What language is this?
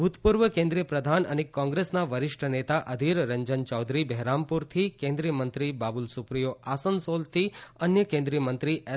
Gujarati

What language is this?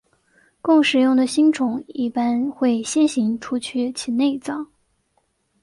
Chinese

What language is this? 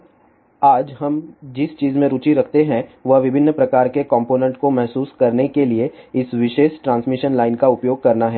Hindi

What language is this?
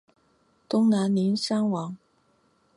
Chinese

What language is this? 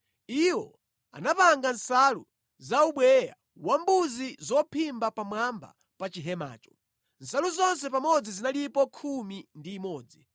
Nyanja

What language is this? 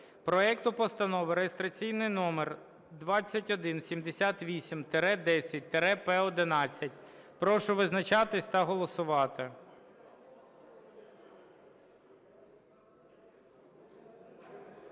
Ukrainian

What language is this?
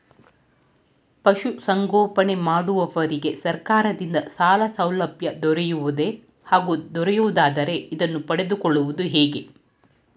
Kannada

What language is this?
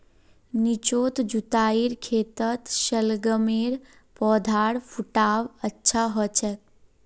Magahi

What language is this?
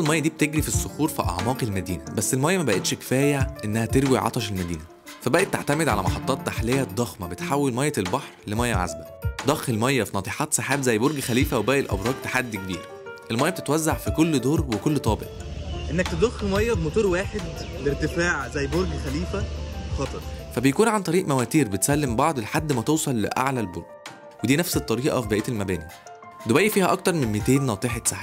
Arabic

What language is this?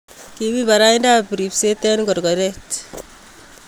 Kalenjin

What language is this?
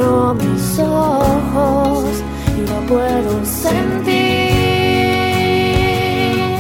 Spanish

